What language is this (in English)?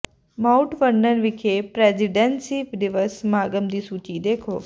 Punjabi